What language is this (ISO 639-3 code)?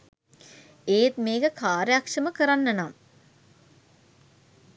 sin